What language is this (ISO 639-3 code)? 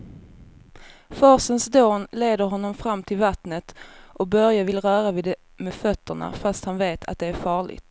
swe